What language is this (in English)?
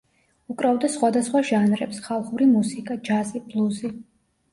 Georgian